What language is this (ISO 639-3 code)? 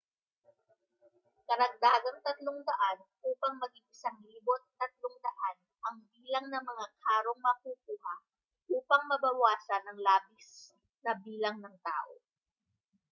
fil